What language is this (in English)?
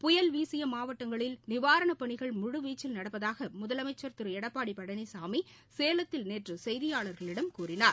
Tamil